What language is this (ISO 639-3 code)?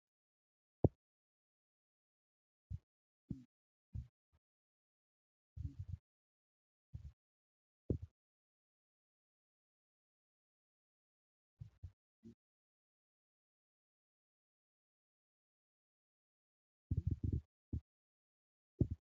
orm